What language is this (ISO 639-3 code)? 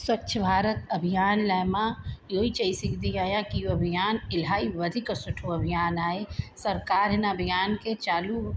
snd